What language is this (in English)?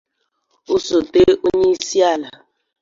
Igbo